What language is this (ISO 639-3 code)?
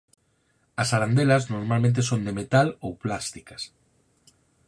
glg